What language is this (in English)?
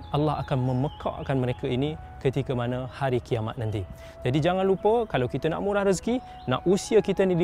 Malay